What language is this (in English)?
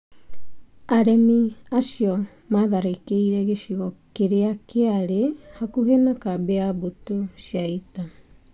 Kikuyu